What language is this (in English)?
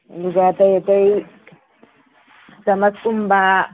Manipuri